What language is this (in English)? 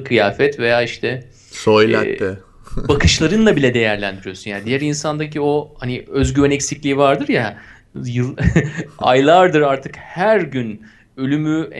Turkish